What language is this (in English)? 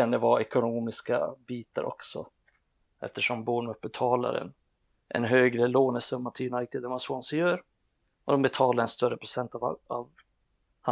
Swedish